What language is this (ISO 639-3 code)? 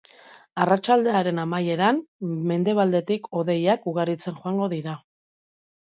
eus